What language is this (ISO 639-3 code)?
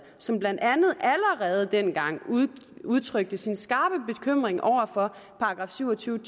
dan